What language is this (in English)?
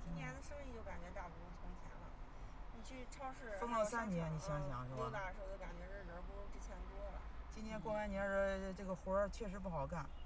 Chinese